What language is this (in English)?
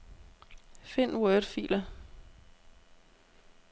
Danish